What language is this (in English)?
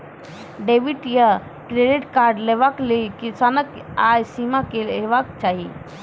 Maithili